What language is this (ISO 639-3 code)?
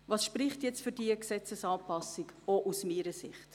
gsw